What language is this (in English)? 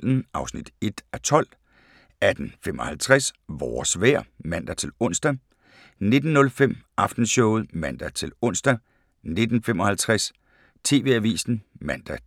Danish